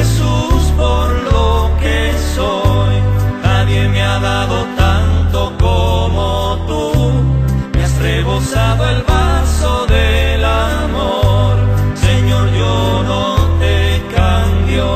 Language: Spanish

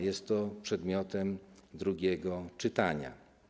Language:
Polish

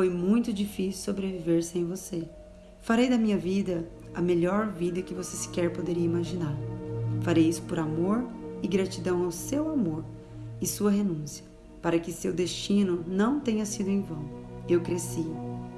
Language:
Portuguese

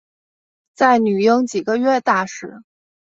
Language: Chinese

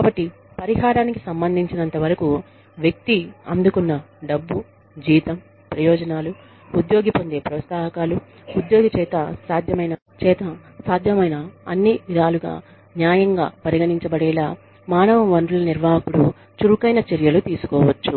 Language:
Telugu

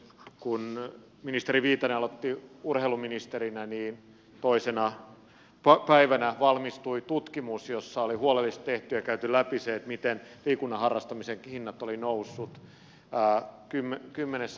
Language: Finnish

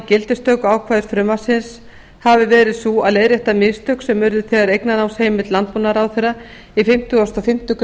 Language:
Icelandic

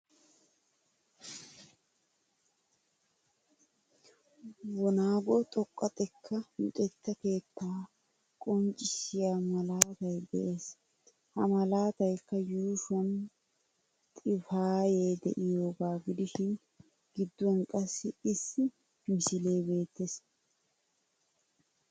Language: Wolaytta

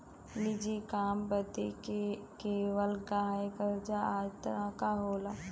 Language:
Bhojpuri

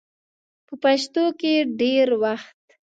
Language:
Pashto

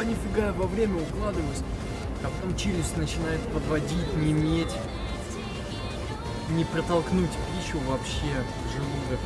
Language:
Russian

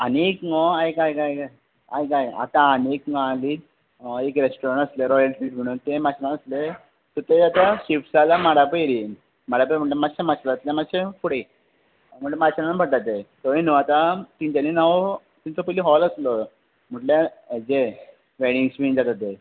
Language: Konkani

